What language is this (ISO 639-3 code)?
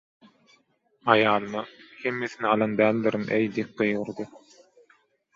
tuk